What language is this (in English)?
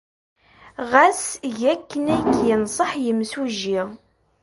Kabyle